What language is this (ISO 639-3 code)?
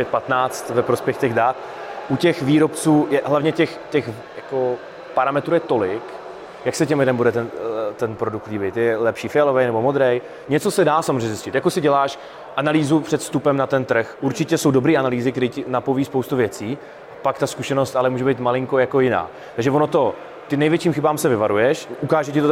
ces